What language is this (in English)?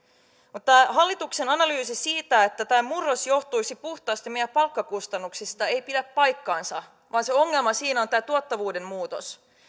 Finnish